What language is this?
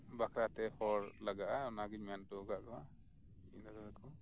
Santali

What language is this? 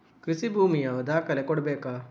Kannada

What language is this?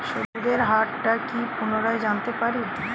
Bangla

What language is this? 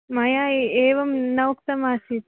Sanskrit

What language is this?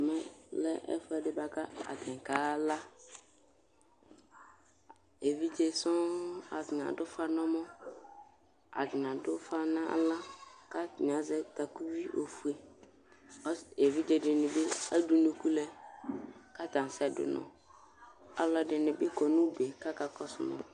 Ikposo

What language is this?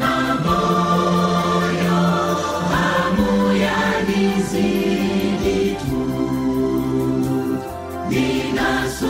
Swahili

